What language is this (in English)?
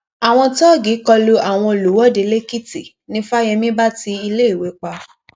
Yoruba